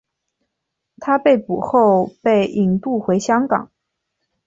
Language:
Chinese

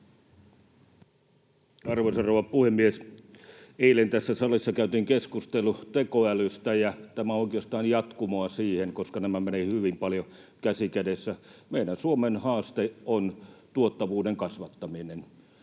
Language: Finnish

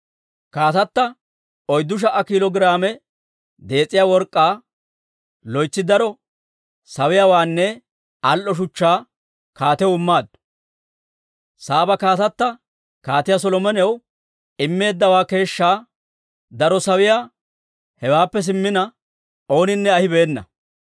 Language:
Dawro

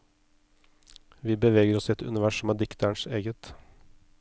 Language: Norwegian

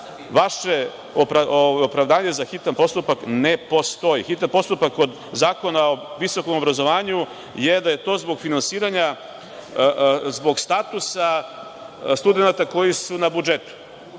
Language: Serbian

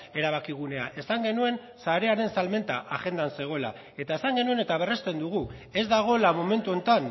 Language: Basque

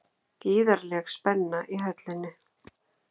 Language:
Icelandic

